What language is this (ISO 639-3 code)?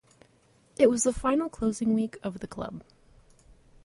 eng